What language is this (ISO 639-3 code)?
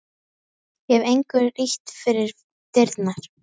isl